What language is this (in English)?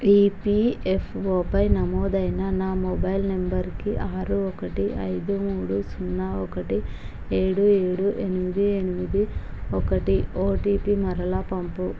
Telugu